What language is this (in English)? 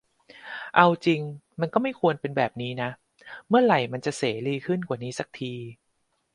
Thai